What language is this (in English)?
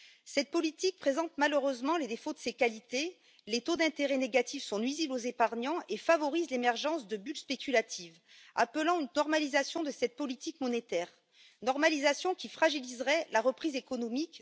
French